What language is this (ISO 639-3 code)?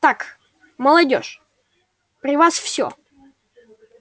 rus